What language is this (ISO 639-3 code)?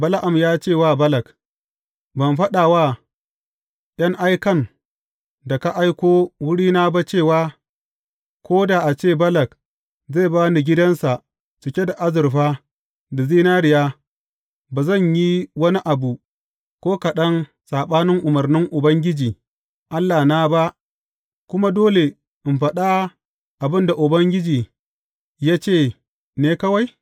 hau